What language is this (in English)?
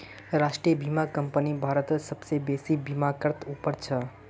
Magahi